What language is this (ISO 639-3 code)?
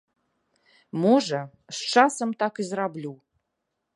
bel